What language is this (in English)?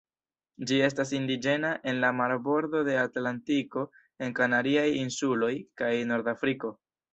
Esperanto